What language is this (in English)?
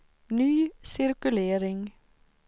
Swedish